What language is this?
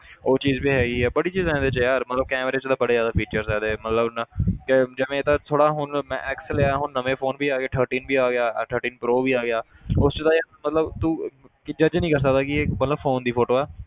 Punjabi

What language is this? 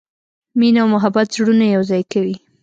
Pashto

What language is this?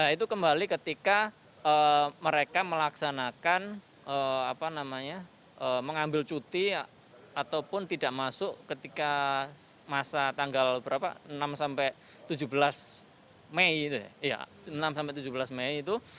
Indonesian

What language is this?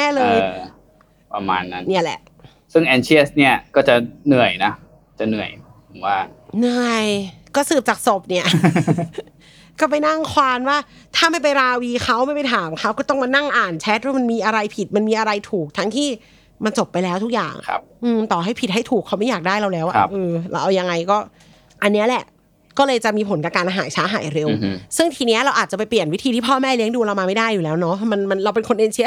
Thai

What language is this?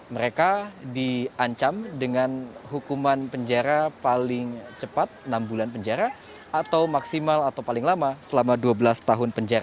Indonesian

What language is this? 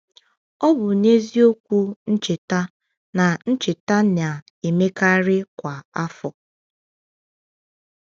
Igbo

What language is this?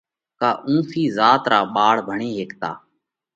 Parkari Koli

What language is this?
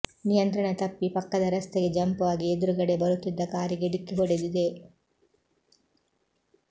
Kannada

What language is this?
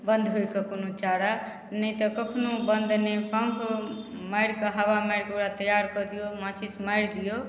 Maithili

